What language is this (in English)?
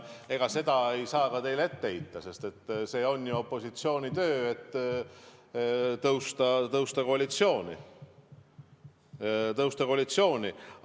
Estonian